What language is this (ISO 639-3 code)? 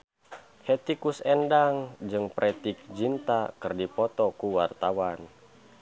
sun